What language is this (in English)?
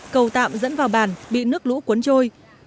Vietnamese